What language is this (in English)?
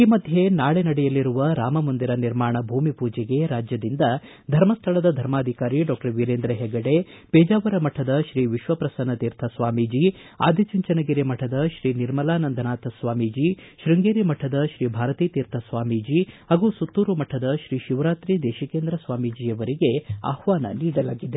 Kannada